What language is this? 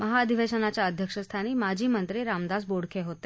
Marathi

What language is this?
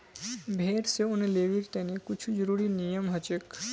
Magahi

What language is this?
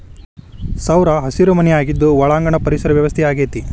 Kannada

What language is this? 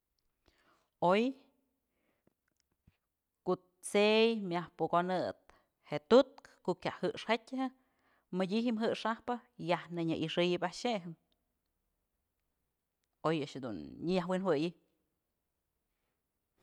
Mazatlán Mixe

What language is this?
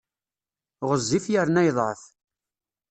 Kabyle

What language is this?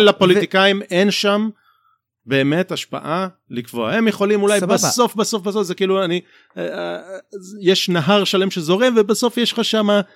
Hebrew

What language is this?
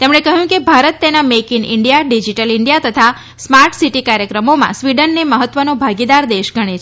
Gujarati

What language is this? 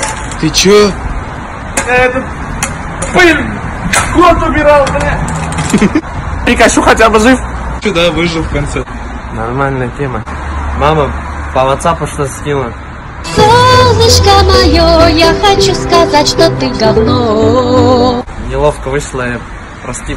Russian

